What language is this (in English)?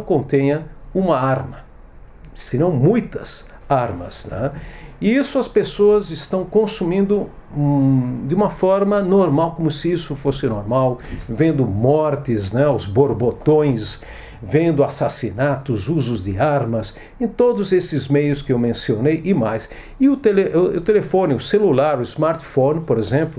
Portuguese